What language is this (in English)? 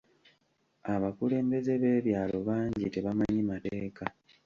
Ganda